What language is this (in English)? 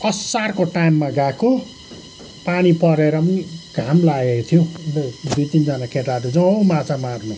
Nepali